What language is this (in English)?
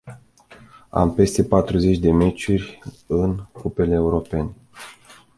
Romanian